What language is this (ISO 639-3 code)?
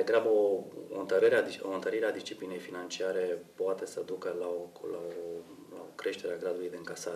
ron